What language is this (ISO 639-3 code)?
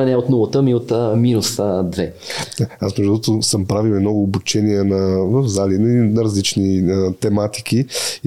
bul